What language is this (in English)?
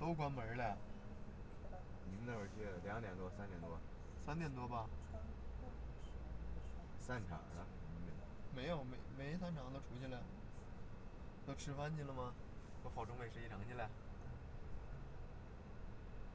Chinese